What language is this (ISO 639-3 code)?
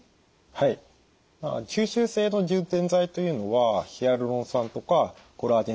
jpn